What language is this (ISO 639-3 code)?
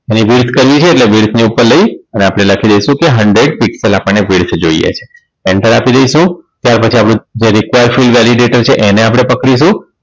guj